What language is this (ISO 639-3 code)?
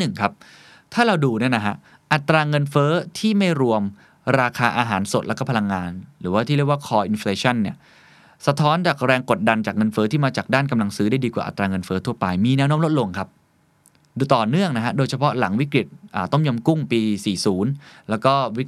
tha